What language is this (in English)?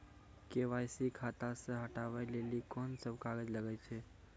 Maithili